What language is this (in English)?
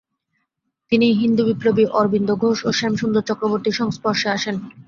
Bangla